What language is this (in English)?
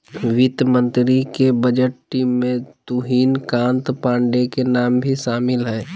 Magahi